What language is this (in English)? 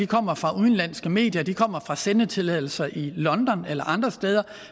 Danish